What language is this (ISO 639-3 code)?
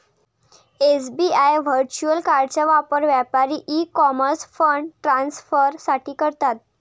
mar